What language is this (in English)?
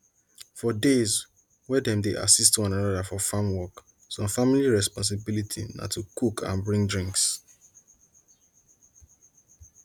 Nigerian Pidgin